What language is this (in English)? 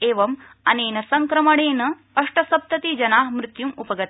Sanskrit